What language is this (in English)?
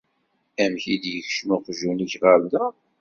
Kabyle